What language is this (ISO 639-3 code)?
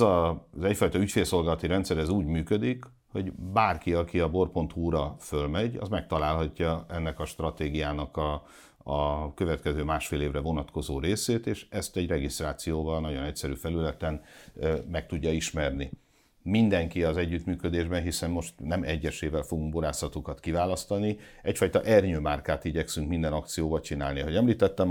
hun